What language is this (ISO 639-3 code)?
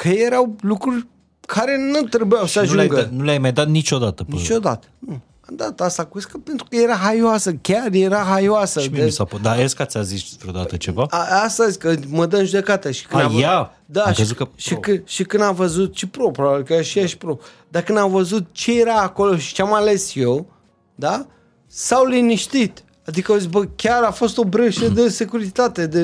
ron